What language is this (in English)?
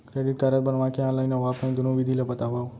Chhattisgarhi